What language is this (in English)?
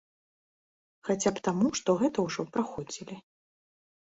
Belarusian